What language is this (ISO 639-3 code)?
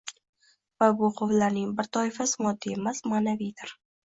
uzb